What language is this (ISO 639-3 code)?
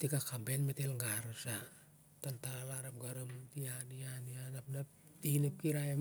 sjr